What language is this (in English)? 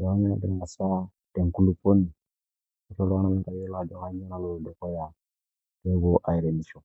Masai